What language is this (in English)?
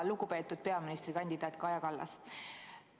Estonian